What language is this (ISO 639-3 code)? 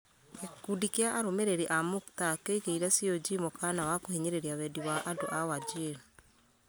kik